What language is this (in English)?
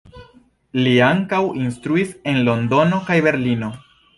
Esperanto